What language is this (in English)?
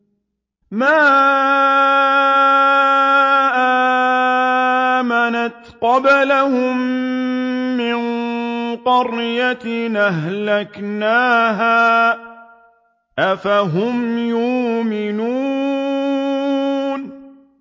Arabic